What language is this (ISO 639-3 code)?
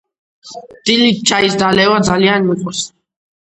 kat